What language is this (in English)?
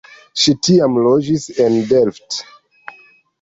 Esperanto